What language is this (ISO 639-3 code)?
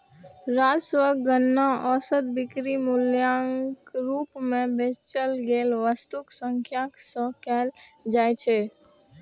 mai